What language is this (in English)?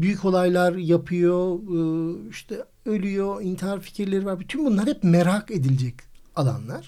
Turkish